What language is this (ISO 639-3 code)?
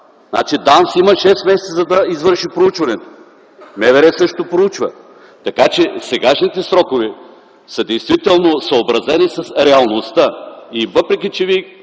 bul